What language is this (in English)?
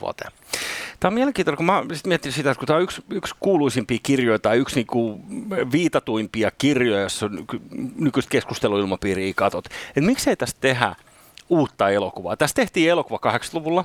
Finnish